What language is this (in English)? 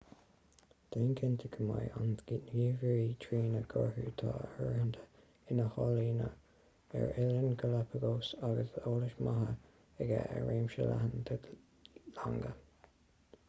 Irish